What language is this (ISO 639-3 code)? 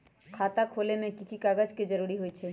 mag